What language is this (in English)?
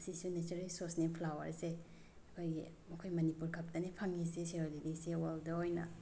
Manipuri